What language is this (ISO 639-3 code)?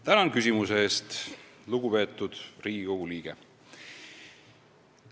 est